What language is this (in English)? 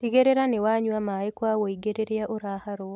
Kikuyu